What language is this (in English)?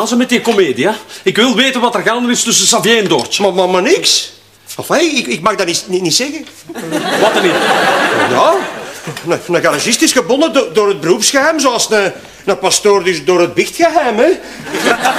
Dutch